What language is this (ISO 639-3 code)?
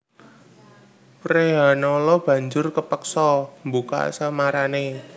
jav